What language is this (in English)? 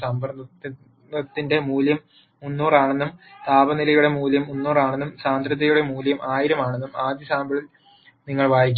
Malayalam